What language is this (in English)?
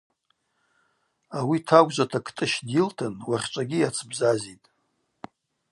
Abaza